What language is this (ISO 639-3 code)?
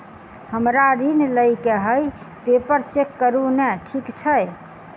mai